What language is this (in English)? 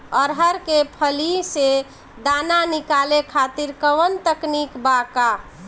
Bhojpuri